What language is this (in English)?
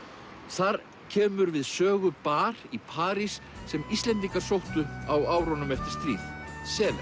Icelandic